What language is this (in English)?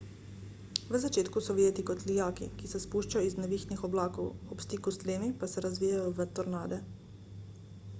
Slovenian